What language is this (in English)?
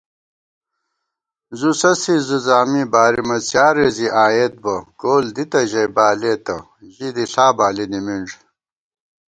Gawar-Bati